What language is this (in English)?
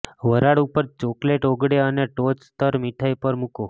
Gujarati